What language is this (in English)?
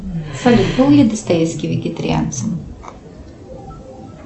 Russian